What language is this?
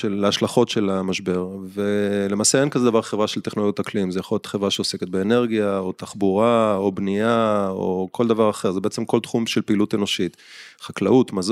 Hebrew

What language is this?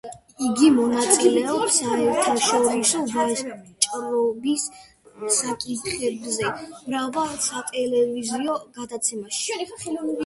Georgian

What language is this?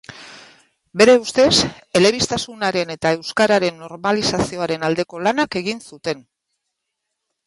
Basque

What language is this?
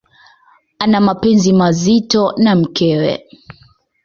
Swahili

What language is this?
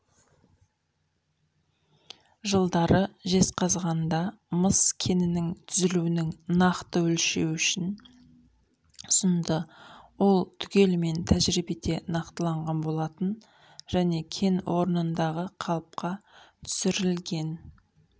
Kazakh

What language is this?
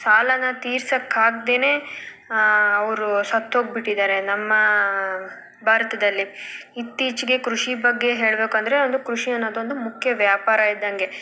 Kannada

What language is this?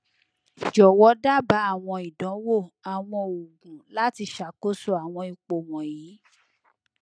Yoruba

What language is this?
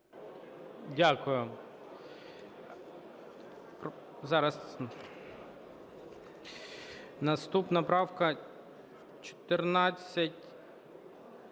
Ukrainian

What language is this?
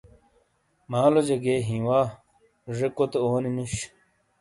Shina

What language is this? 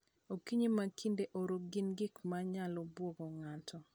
Luo (Kenya and Tanzania)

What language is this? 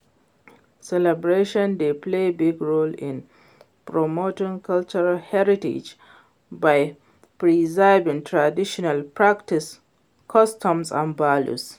Nigerian Pidgin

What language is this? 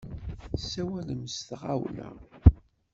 Kabyle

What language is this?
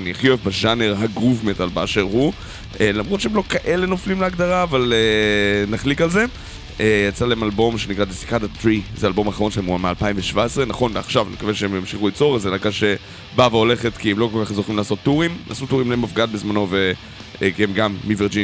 Hebrew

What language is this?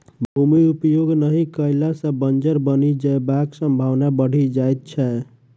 Maithili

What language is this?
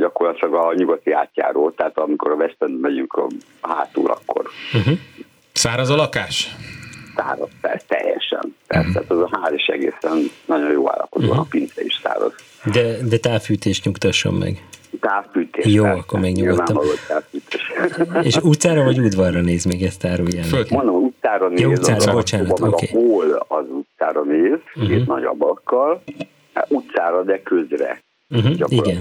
Hungarian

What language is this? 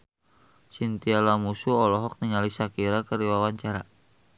Sundanese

